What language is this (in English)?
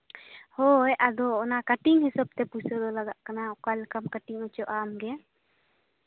Santali